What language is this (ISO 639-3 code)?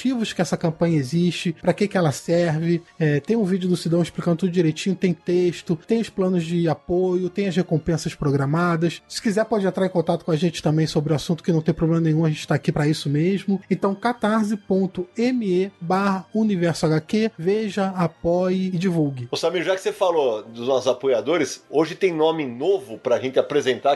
por